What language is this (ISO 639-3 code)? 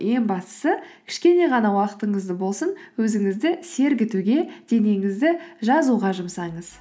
kaz